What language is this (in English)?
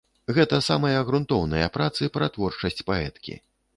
Belarusian